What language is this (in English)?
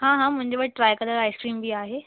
Sindhi